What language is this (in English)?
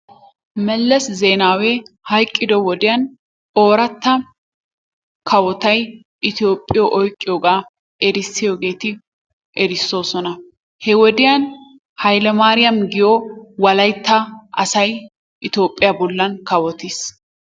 Wolaytta